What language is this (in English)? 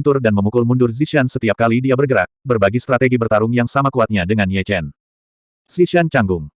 Indonesian